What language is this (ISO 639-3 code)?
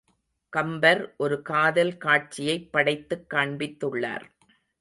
tam